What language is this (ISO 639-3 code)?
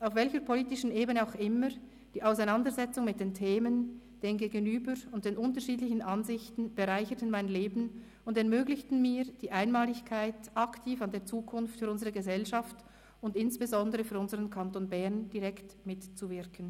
gsw